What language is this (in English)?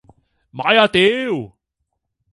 Cantonese